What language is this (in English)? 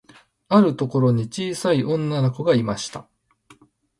Japanese